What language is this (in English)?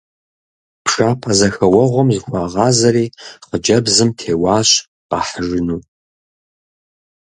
Kabardian